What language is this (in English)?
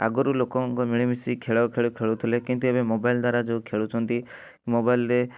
Odia